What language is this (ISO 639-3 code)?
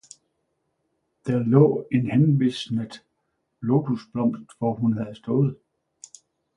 dan